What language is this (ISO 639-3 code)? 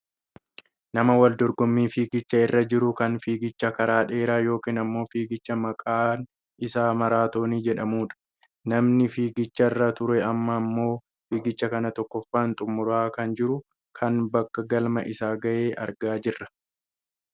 orm